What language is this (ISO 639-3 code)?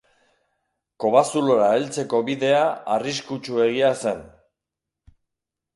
eus